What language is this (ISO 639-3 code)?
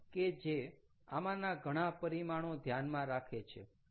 guj